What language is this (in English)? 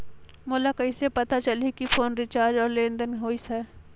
Chhattisgarhi